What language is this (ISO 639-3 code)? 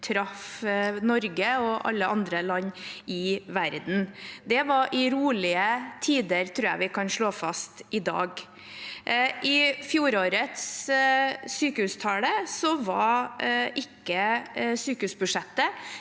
nor